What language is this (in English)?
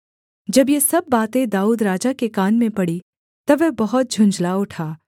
Hindi